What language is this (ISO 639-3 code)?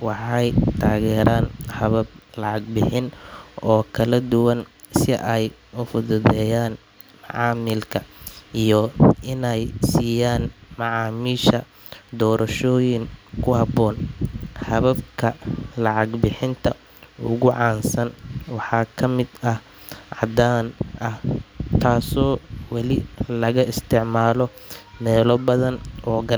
som